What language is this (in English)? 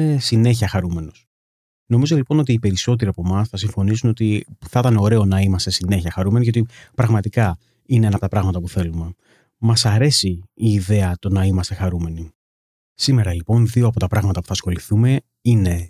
Greek